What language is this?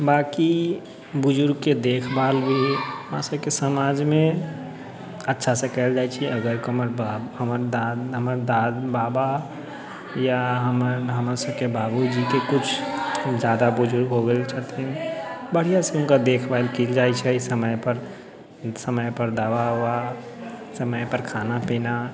Maithili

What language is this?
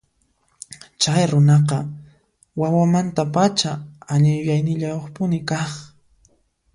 Puno Quechua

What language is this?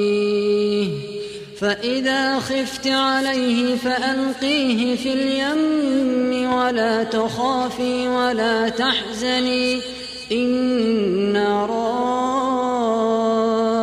Arabic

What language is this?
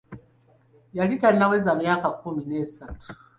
Ganda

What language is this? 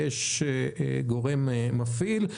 Hebrew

